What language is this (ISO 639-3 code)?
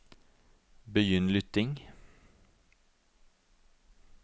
nor